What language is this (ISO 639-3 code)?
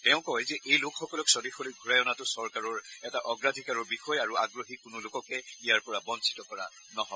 asm